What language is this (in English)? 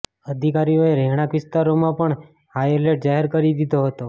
Gujarati